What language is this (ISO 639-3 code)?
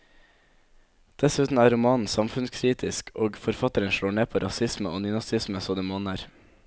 nor